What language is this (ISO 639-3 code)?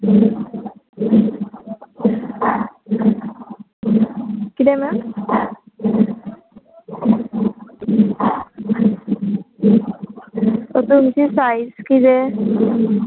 kok